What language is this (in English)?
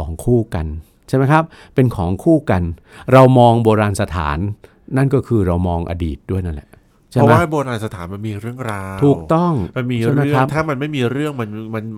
Thai